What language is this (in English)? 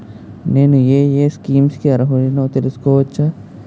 Telugu